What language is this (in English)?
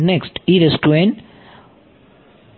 Gujarati